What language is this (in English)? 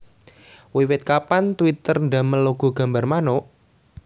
Javanese